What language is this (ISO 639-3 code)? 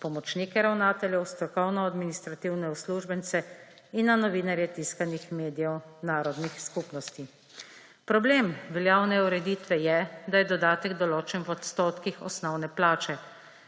slv